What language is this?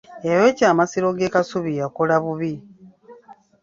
Ganda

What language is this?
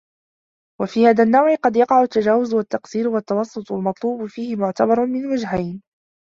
Arabic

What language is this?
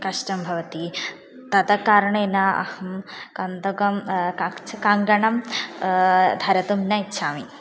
Sanskrit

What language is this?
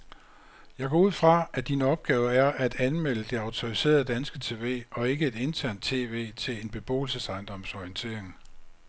Danish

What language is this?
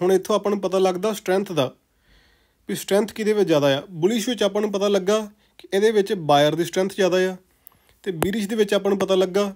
Hindi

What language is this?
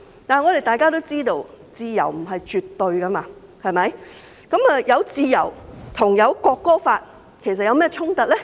Cantonese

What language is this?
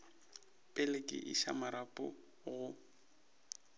Northern Sotho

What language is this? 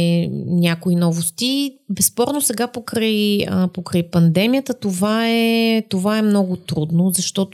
Bulgarian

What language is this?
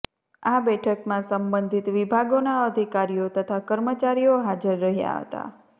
Gujarati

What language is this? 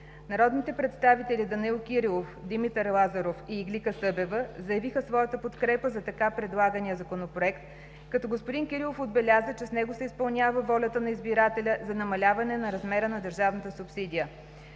Bulgarian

